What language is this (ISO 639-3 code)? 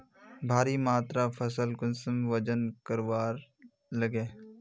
mag